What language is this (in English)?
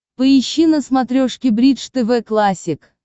Russian